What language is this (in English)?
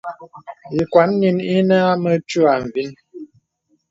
Bebele